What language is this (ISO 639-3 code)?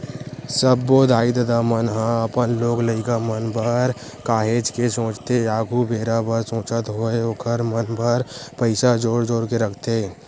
hne